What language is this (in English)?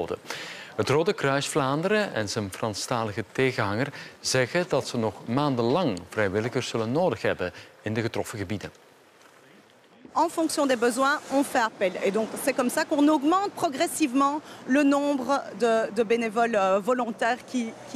Dutch